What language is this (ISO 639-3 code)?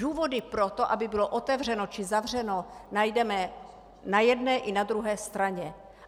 ces